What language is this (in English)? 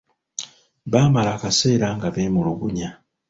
Ganda